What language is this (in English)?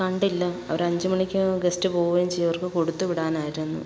Malayalam